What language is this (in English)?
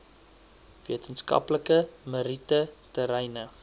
Afrikaans